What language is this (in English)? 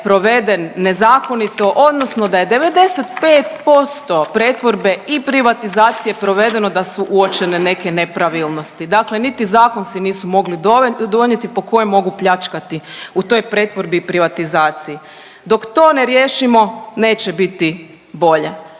Croatian